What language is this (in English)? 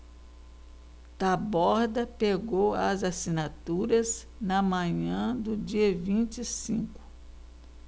Portuguese